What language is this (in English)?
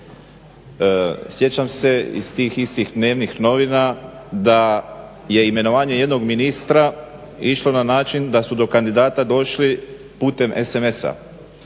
Croatian